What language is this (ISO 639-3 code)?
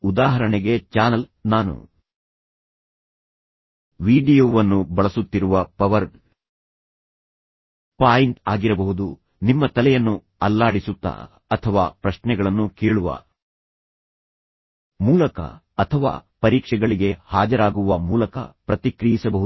kan